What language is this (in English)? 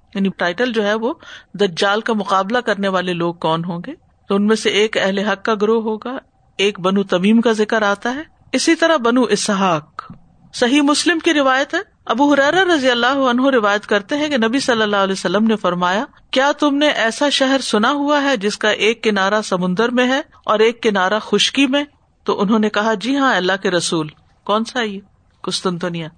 Urdu